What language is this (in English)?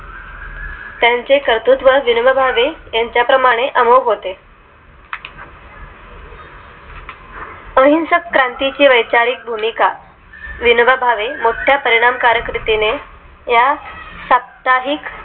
Marathi